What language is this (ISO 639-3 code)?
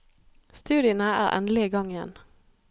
nor